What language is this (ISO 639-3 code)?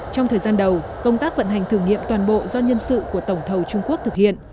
vie